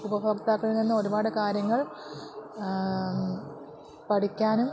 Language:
Malayalam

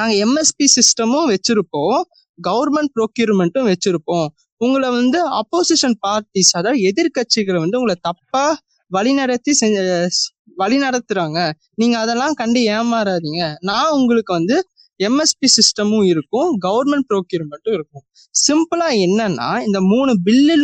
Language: Tamil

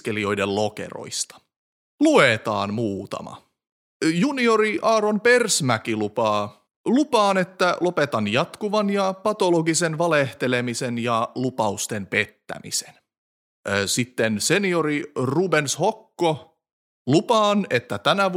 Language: Finnish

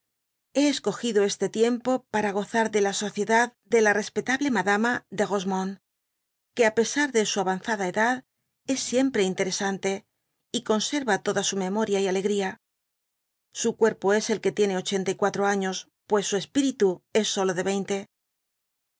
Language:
Spanish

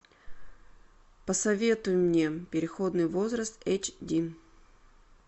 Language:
Russian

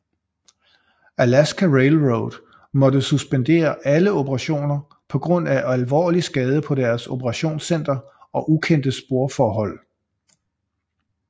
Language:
Danish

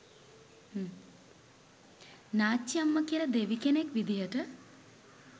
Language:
Sinhala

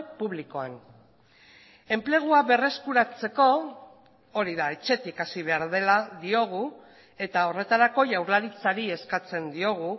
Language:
Basque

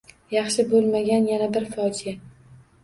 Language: Uzbek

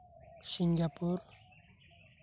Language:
Santali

